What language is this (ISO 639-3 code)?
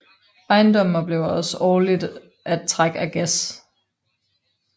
dan